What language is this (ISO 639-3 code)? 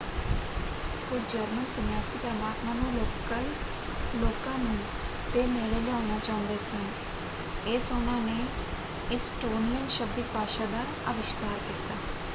pan